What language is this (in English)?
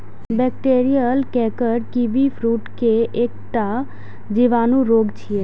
Maithili